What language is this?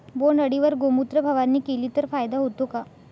Marathi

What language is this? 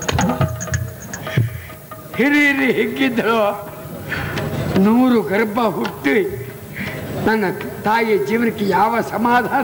Arabic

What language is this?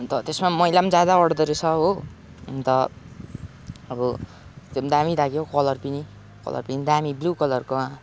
Nepali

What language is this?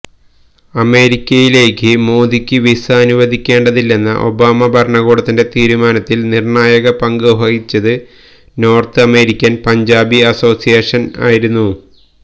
Malayalam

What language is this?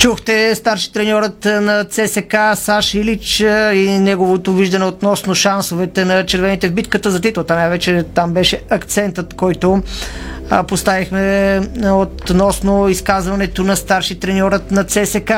Bulgarian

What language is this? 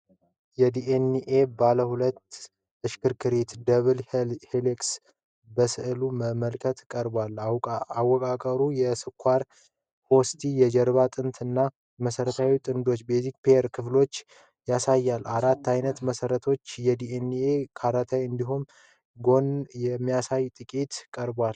Amharic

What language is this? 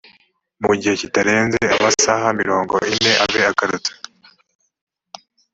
Kinyarwanda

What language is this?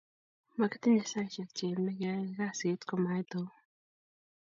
Kalenjin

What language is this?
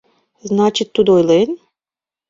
Mari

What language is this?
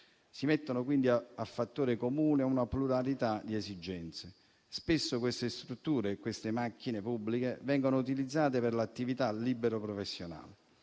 Italian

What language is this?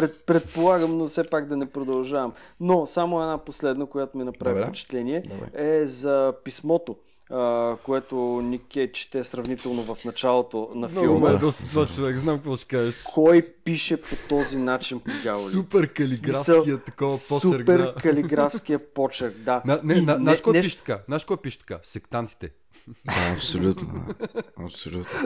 Bulgarian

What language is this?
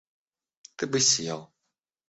Russian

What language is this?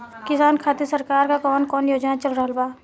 Bhojpuri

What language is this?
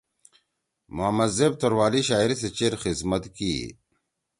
Torwali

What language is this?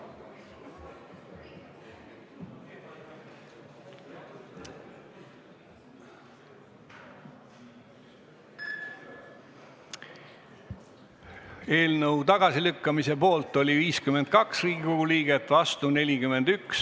Estonian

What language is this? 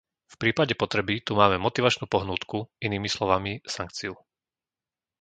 Slovak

